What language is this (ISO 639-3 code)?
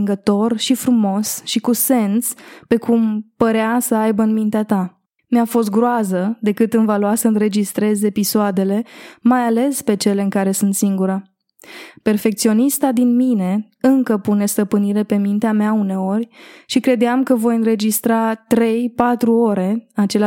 ron